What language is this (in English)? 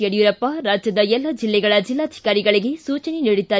Kannada